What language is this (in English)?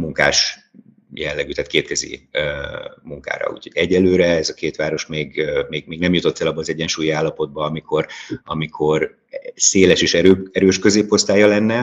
Hungarian